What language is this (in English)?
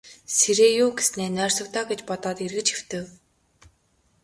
Mongolian